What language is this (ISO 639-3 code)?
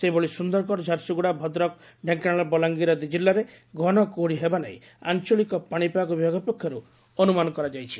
ori